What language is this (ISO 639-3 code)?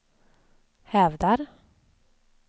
swe